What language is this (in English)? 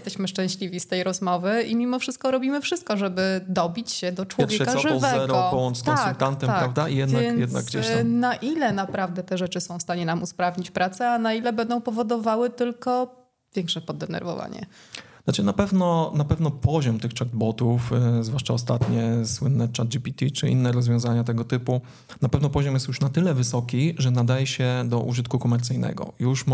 Polish